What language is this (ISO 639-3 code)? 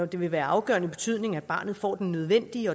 dan